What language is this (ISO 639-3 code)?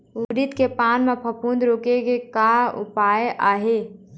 hne